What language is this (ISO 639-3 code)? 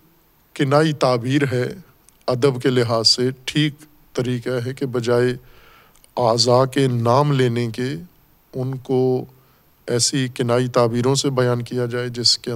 urd